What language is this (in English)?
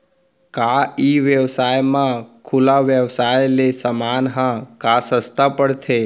Chhattisgarhi